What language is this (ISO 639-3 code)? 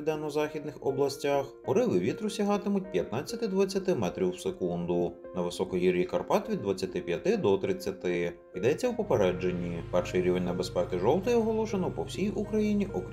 ukr